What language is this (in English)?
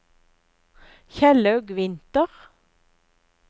Norwegian